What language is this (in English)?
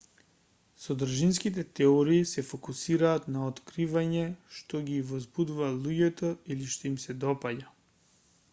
Macedonian